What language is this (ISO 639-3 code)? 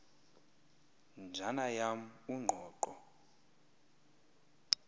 xho